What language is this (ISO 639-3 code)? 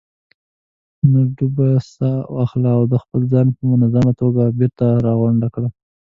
pus